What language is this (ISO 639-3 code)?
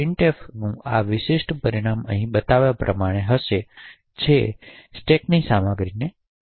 guj